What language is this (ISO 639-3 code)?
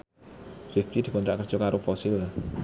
jav